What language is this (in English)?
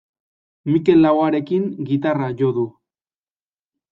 Basque